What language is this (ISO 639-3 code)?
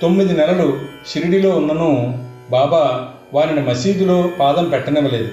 tel